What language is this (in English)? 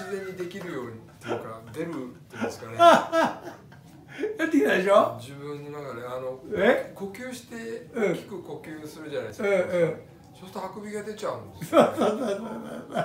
Japanese